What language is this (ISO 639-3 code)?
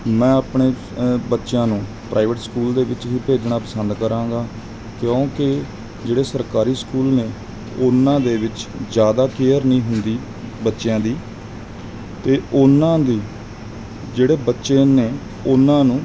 pan